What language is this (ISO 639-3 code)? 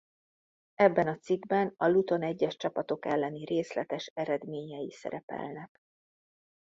hun